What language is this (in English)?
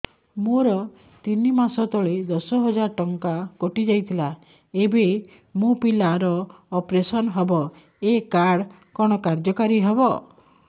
Odia